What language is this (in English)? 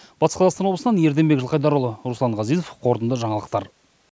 Kazakh